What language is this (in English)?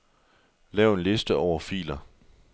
Danish